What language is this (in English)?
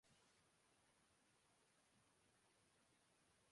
Urdu